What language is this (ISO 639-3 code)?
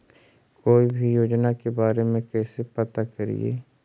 mag